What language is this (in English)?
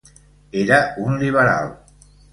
Catalan